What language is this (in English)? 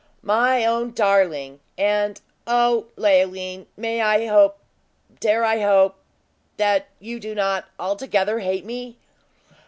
English